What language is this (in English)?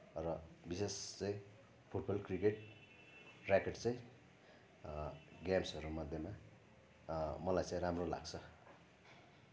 Nepali